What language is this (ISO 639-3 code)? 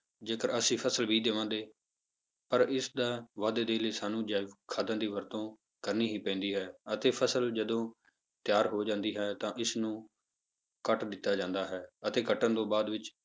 pan